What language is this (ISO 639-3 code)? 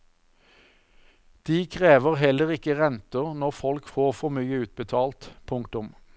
nor